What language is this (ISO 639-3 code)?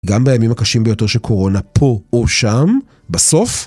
heb